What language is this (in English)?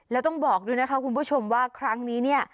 Thai